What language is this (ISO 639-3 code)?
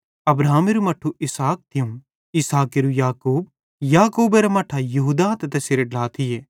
bhd